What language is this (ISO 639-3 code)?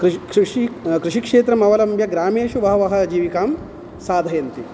san